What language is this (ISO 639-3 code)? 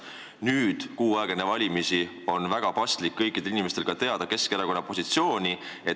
est